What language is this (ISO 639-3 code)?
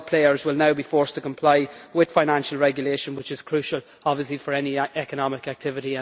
eng